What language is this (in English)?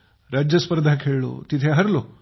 Marathi